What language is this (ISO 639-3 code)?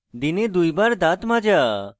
ben